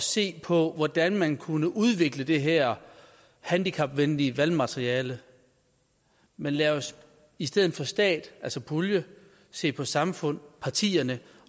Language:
Danish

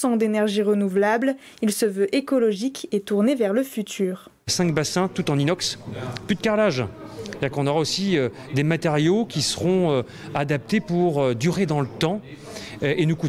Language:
French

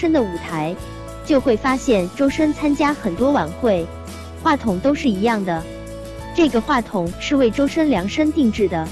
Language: Chinese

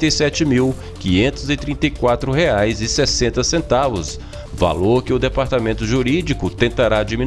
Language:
Portuguese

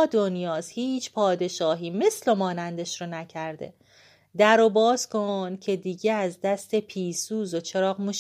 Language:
Persian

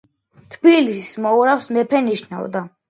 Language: Georgian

